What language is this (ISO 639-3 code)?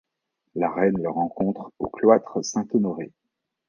fra